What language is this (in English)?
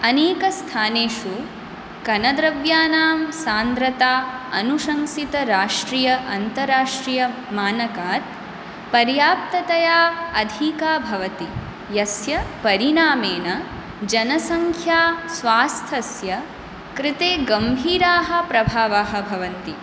Sanskrit